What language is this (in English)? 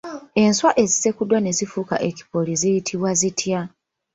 Ganda